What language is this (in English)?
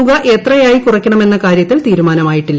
Malayalam